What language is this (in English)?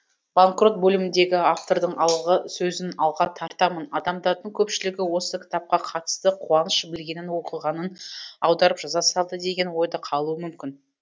Kazakh